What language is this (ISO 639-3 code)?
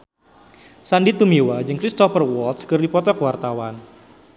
sun